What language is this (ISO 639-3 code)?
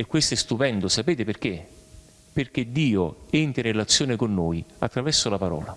ita